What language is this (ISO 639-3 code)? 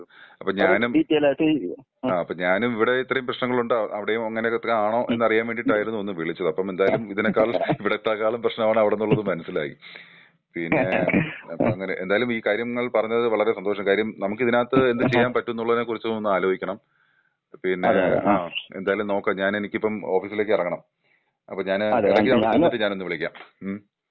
mal